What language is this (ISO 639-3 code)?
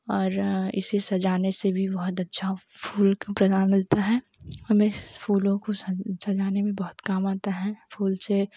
hin